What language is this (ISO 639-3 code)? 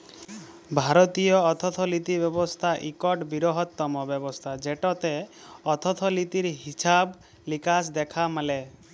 ben